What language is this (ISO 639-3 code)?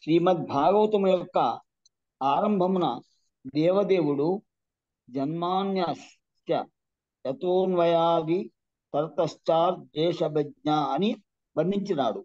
tel